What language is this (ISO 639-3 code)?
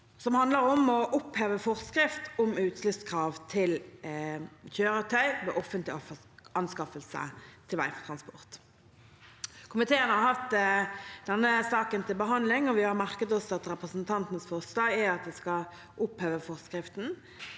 nor